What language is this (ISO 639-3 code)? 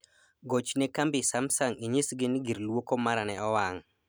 luo